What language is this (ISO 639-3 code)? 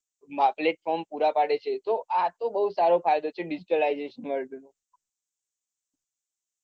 guj